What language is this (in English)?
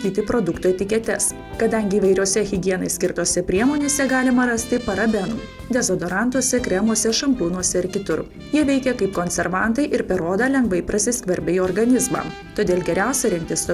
Lithuanian